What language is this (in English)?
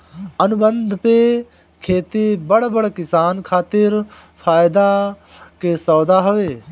Bhojpuri